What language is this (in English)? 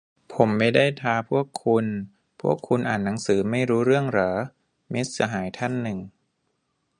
Thai